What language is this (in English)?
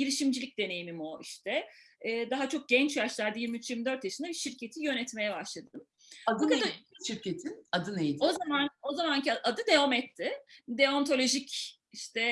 Turkish